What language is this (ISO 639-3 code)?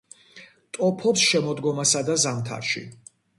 kat